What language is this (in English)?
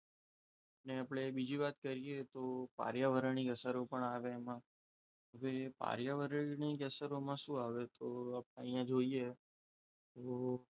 Gujarati